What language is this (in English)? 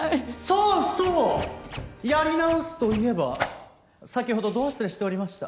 Japanese